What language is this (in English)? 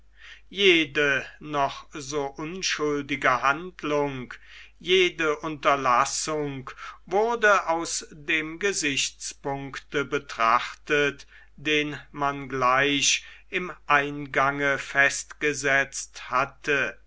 German